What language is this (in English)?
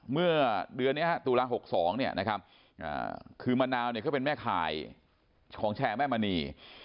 Thai